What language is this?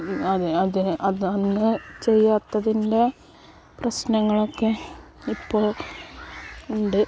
Malayalam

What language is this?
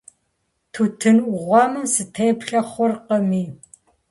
Kabardian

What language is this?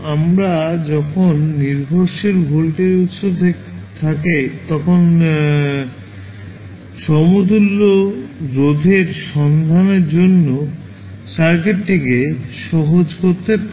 Bangla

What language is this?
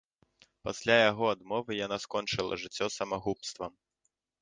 Belarusian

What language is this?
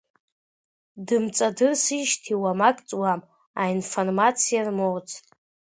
Abkhazian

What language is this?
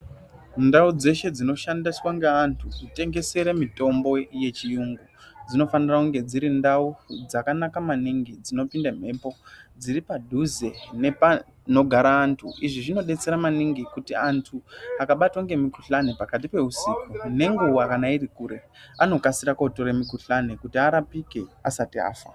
Ndau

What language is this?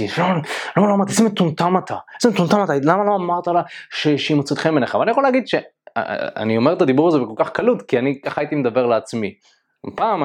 Hebrew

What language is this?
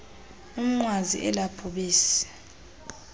Xhosa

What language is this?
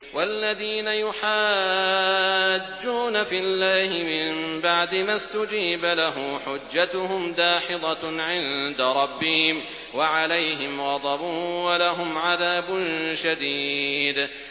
Arabic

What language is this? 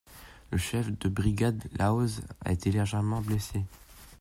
French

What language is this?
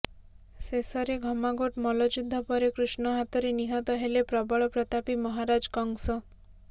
Odia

